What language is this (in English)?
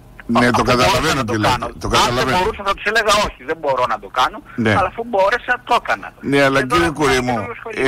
Greek